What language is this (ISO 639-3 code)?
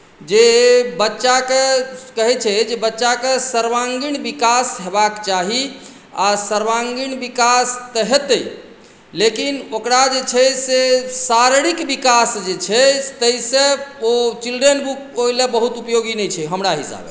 mai